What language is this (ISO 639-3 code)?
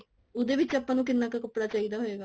pan